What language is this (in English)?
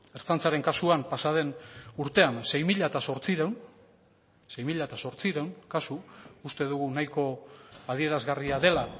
Basque